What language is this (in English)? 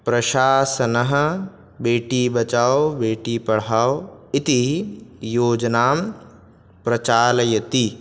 Sanskrit